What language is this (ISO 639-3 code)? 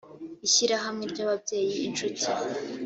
kin